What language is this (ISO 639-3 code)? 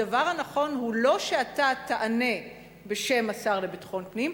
heb